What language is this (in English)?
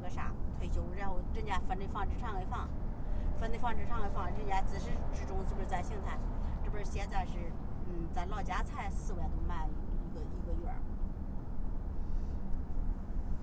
Chinese